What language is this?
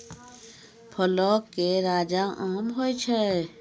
Maithili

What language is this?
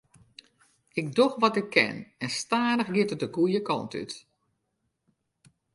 Western Frisian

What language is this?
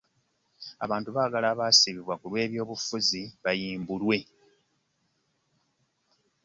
Ganda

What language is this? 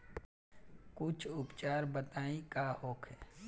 Bhojpuri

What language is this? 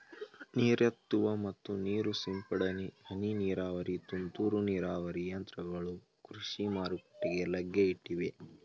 Kannada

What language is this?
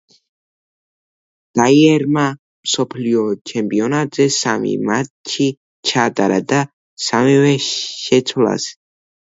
Georgian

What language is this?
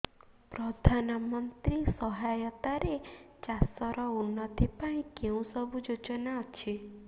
Odia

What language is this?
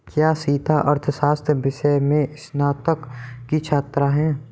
Hindi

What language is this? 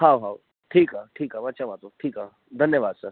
Sindhi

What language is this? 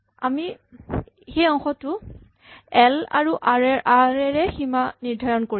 Assamese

